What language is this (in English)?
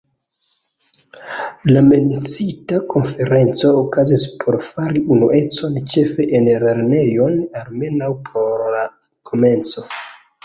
Esperanto